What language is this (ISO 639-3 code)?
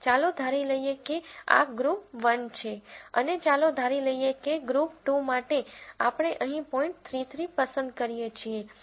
guj